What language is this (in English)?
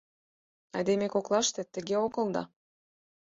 Mari